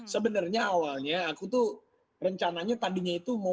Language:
Indonesian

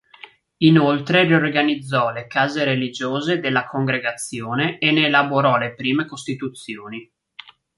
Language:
Italian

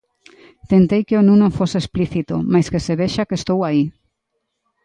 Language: Galician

